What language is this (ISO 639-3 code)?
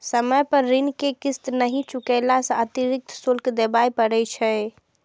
mai